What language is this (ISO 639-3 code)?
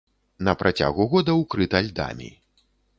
bel